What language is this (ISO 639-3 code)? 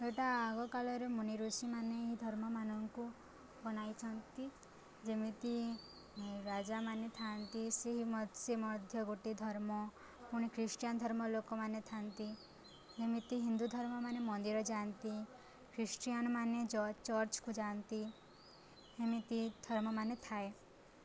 ori